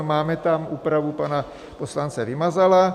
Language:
Czech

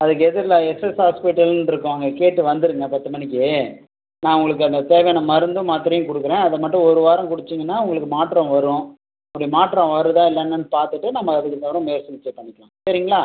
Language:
Tamil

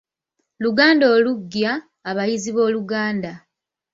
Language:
Ganda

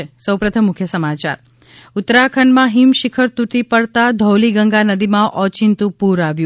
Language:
Gujarati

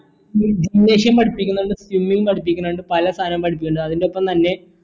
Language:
Malayalam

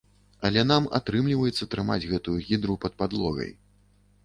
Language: Belarusian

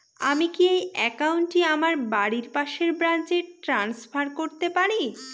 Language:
Bangla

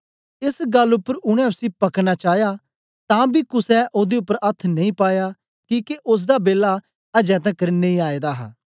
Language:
Dogri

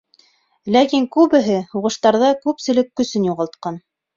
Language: Bashkir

